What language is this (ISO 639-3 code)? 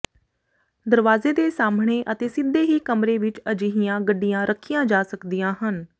pan